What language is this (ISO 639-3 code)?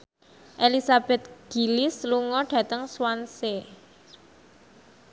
jav